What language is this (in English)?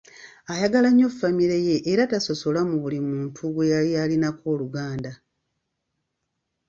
Ganda